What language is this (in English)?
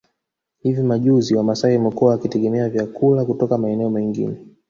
Swahili